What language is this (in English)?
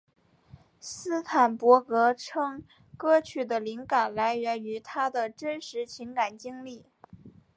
Chinese